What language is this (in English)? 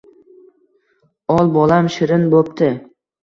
Uzbek